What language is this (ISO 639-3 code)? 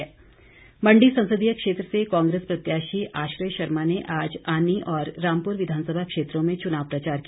hin